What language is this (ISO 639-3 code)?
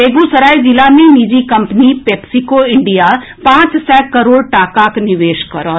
mai